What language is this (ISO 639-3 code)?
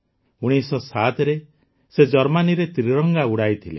ori